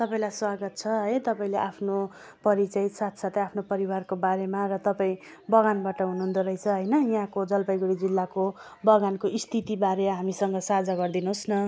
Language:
Nepali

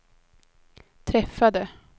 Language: Swedish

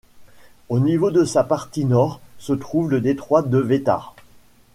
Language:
French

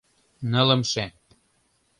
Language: Mari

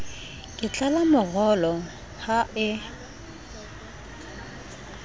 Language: Southern Sotho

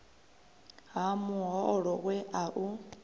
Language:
Venda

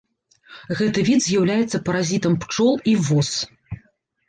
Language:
Belarusian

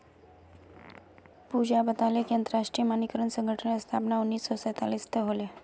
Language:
Magahi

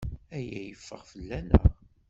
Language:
Kabyle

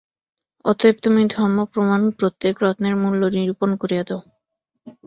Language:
Bangla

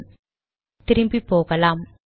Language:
Tamil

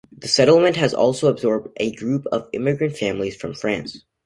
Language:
English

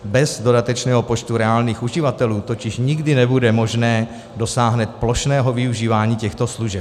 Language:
Czech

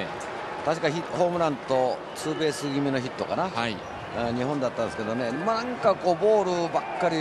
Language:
Japanese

